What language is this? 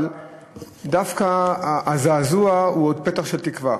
Hebrew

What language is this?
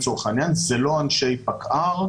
Hebrew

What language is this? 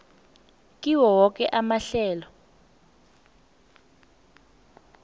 South Ndebele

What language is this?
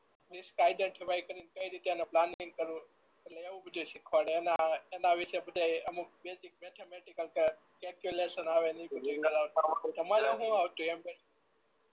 Gujarati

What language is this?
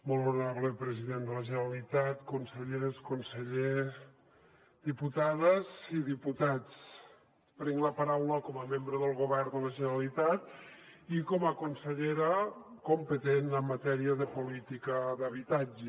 Catalan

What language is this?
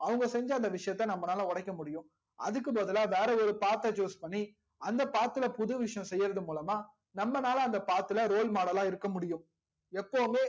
Tamil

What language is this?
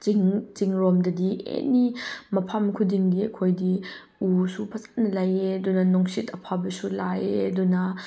Manipuri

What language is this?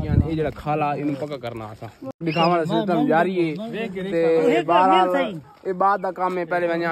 Arabic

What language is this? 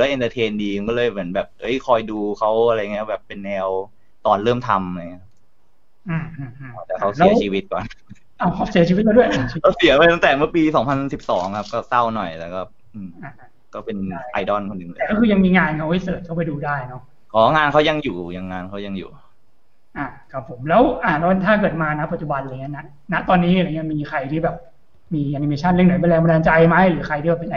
Thai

